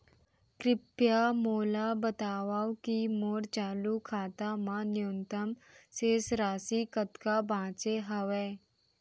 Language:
Chhattisgarhi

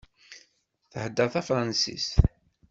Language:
Kabyle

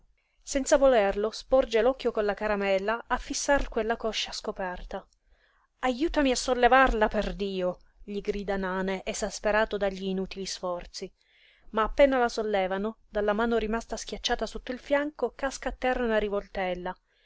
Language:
Italian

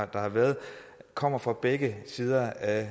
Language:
Danish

